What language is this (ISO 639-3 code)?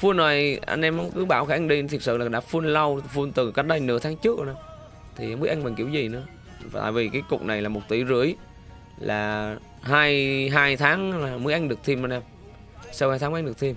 vie